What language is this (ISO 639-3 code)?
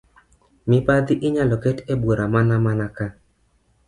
luo